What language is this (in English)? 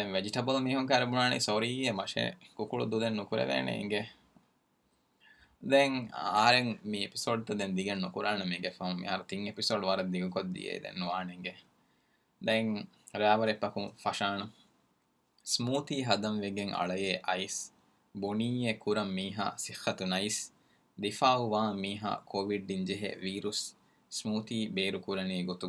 Urdu